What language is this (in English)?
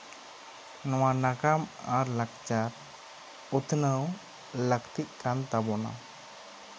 Santali